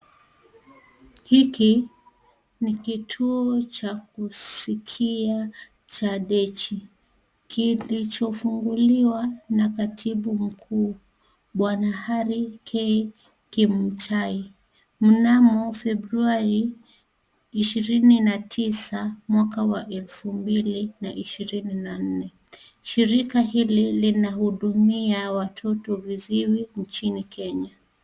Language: Swahili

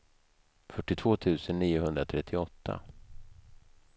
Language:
Swedish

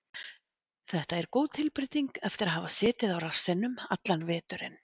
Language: Icelandic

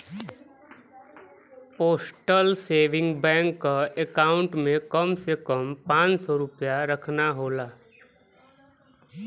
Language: Bhojpuri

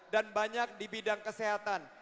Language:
Indonesian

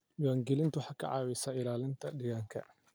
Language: Somali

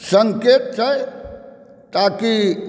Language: Maithili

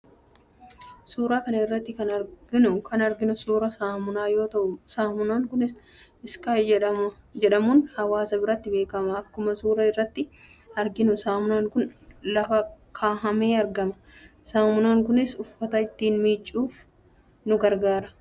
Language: Oromo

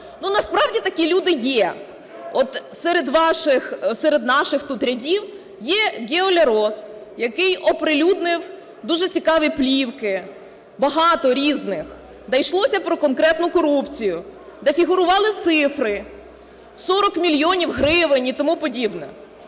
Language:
Ukrainian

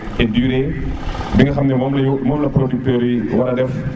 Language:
Serer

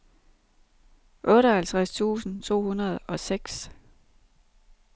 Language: Danish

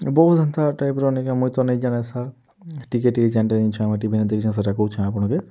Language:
Odia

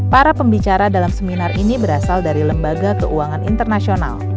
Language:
Indonesian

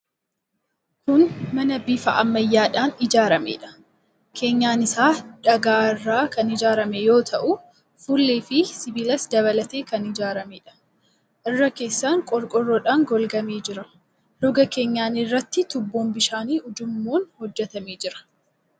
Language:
Oromo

